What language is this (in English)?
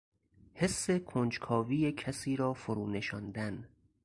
Persian